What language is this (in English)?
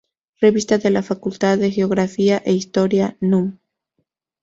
Spanish